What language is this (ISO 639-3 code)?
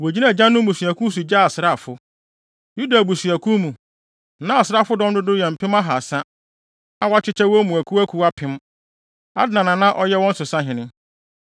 aka